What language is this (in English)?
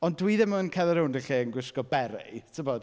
Welsh